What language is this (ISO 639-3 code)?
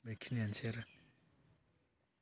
brx